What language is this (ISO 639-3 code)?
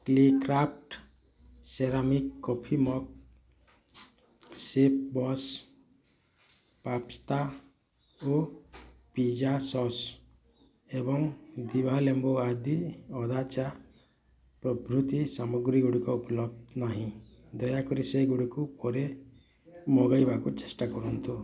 ori